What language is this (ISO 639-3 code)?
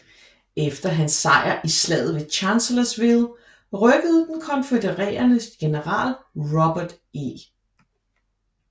dan